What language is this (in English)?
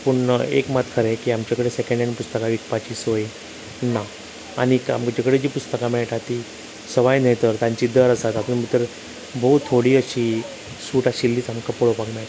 Konkani